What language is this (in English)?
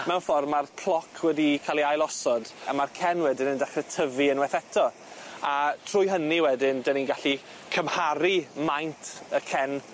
Welsh